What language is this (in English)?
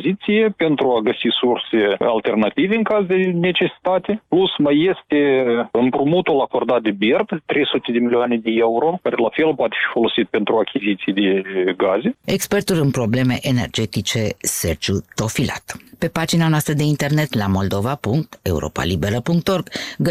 Romanian